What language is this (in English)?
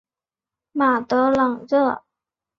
Chinese